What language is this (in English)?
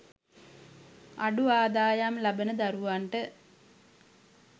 Sinhala